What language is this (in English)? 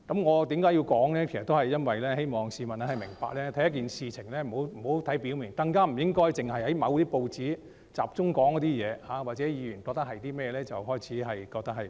Cantonese